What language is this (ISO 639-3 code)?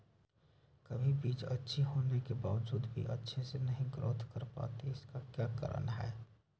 mag